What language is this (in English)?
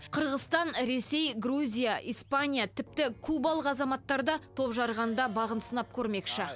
Kazakh